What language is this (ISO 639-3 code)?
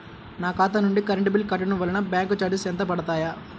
tel